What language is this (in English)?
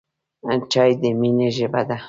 Pashto